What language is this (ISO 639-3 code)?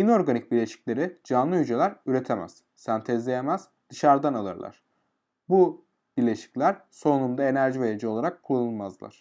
tur